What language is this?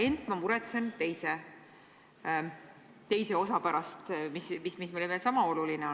Estonian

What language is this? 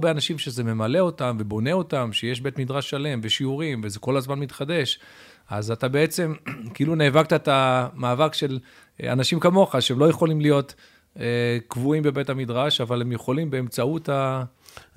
Hebrew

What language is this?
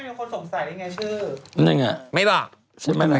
Thai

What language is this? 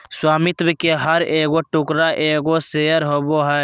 Magahi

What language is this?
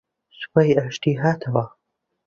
Central Kurdish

